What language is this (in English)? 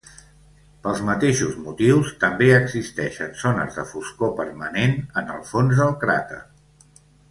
Catalan